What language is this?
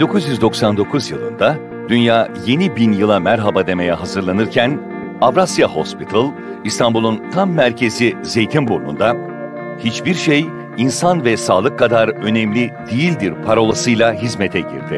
Turkish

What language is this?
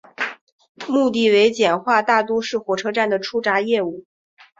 Chinese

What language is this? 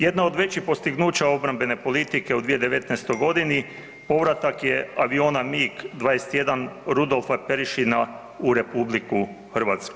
Croatian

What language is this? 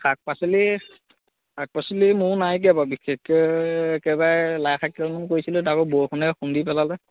Assamese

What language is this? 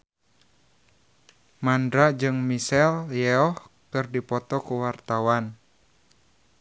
Sundanese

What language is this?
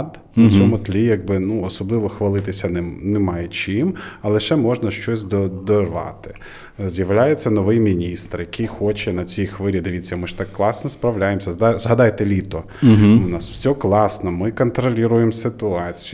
Ukrainian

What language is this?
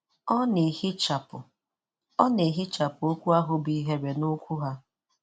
Igbo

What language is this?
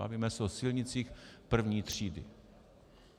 Czech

